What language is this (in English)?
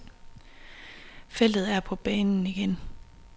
Danish